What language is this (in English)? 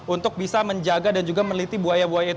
Indonesian